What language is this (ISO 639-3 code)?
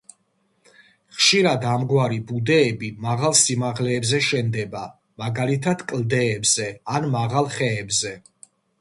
kat